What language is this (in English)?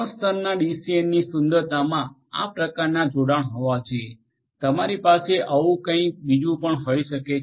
Gujarati